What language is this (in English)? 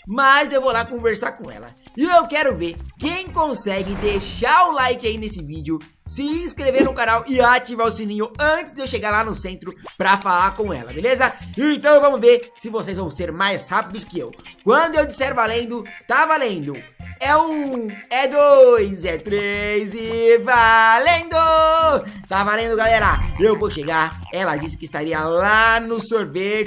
Portuguese